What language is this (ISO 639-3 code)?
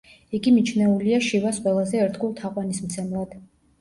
kat